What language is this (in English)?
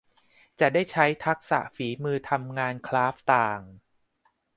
Thai